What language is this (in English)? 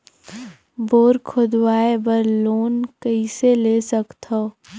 Chhattisgarhi